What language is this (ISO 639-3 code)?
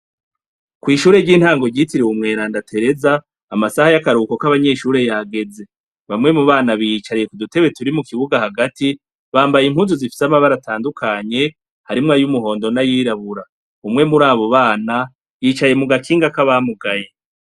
run